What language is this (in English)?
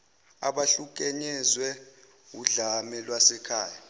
Zulu